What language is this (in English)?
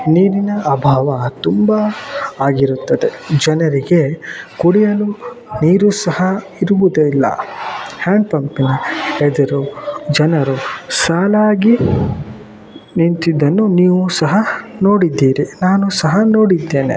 Kannada